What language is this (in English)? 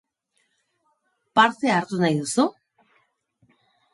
Basque